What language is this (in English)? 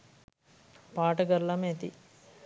Sinhala